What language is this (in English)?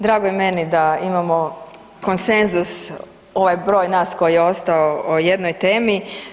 Croatian